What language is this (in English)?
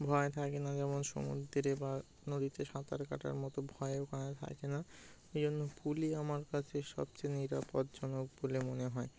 Bangla